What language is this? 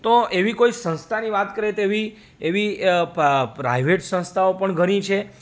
Gujarati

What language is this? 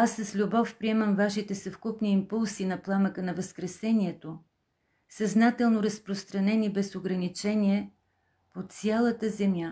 Bulgarian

